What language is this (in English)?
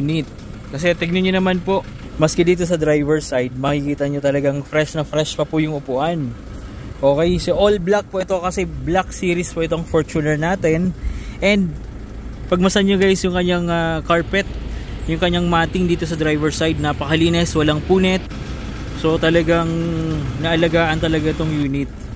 Filipino